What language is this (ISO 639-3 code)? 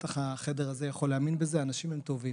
heb